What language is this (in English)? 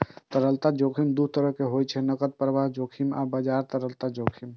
Maithili